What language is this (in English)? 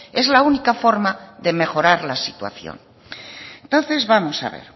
Spanish